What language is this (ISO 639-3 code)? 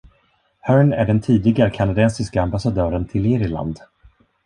swe